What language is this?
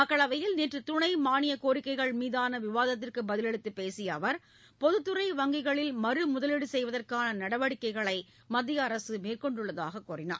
Tamil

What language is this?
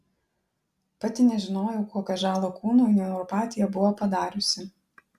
Lithuanian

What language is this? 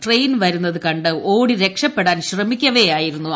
Malayalam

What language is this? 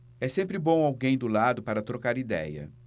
Portuguese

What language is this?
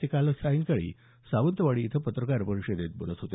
Marathi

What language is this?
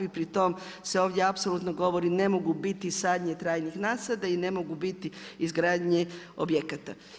Croatian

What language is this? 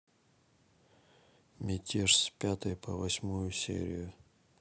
Russian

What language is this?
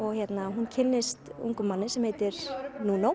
Icelandic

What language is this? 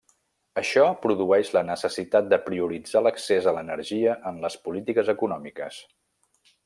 Catalan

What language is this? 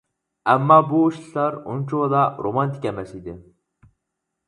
Uyghur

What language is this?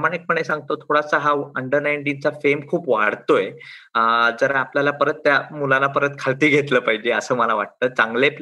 Marathi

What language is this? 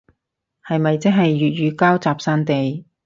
Cantonese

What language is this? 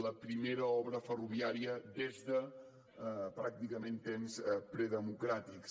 Catalan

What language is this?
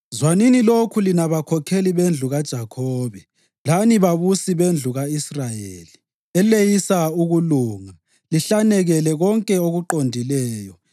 North Ndebele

